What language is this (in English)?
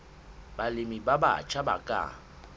Southern Sotho